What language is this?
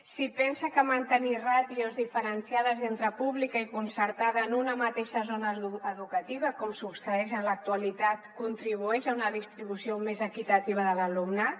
Catalan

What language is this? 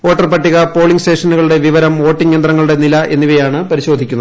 Malayalam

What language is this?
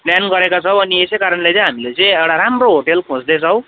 Nepali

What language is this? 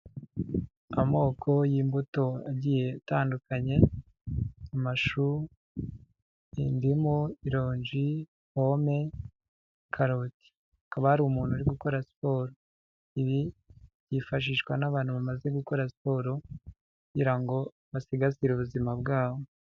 Kinyarwanda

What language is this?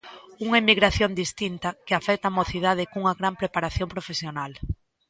Galician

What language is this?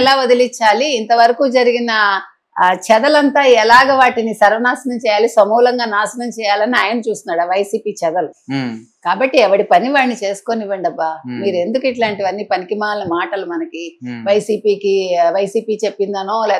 Telugu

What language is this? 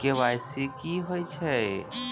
Maithili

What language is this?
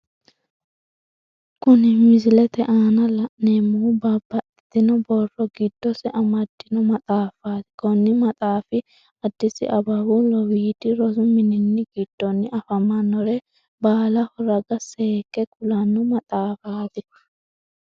Sidamo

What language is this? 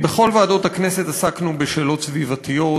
Hebrew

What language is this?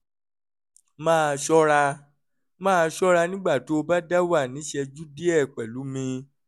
Yoruba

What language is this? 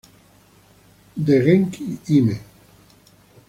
Spanish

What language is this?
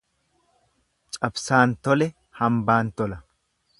Oromo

